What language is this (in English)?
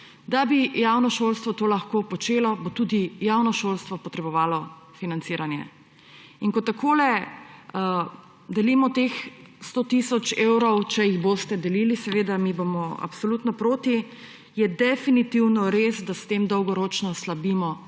Slovenian